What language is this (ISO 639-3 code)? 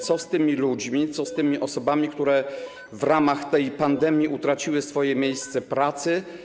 pol